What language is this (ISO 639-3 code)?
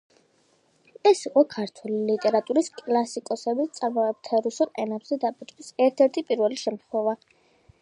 kat